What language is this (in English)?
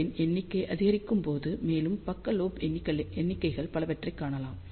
Tamil